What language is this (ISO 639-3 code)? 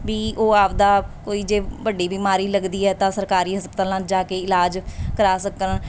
pan